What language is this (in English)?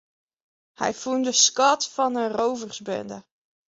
Western Frisian